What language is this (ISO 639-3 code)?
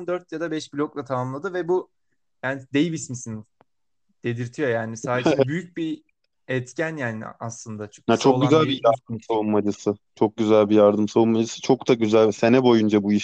tur